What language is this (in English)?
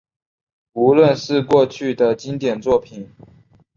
Chinese